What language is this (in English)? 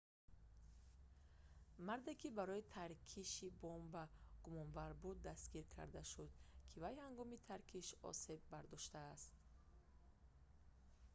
Tajik